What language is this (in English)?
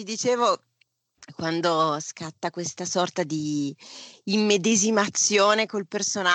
Italian